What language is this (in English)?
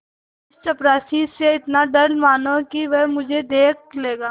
Hindi